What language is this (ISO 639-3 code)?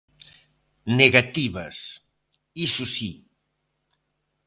glg